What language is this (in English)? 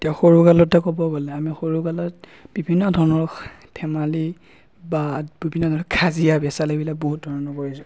Assamese